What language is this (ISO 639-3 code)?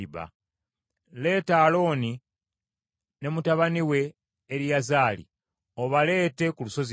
lug